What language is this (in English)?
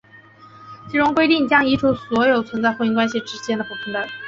Chinese